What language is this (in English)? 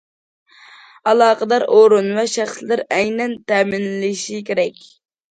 Uyghur